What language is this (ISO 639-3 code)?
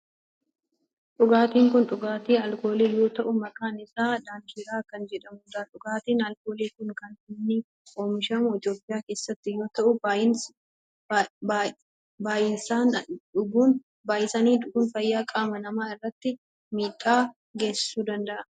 orm